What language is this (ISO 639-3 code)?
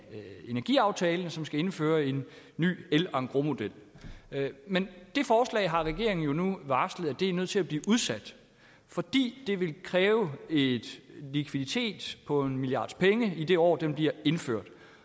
dan